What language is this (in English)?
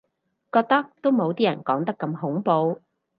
Cantonese